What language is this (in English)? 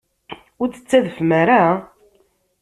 Kabyle